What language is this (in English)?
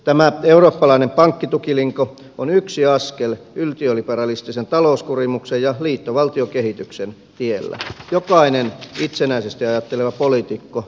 Finnish